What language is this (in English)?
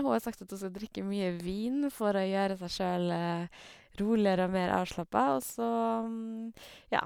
Norwegian